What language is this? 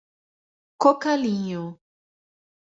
Portuguese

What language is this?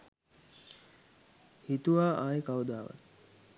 Sinhala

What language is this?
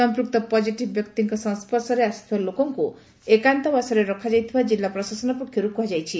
Odia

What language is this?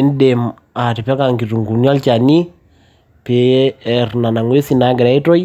Masai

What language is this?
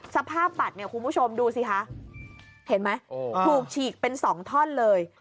Thai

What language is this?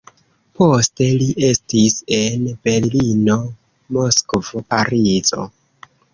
Esperanto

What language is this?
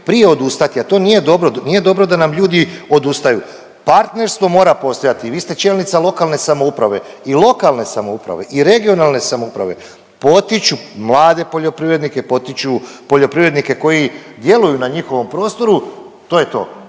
Croatian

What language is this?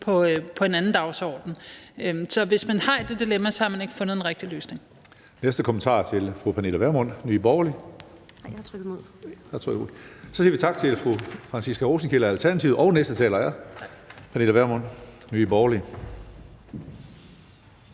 Danish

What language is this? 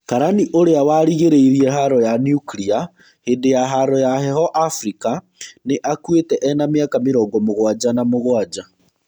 Kikuyu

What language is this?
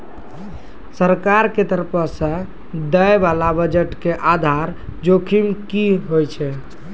Maithili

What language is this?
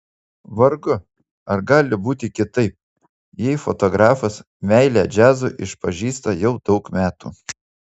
Lithuanian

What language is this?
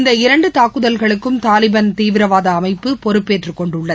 Tamil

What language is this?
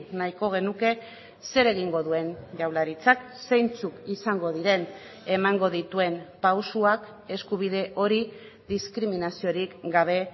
Basque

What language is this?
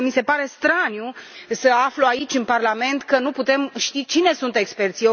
Romanian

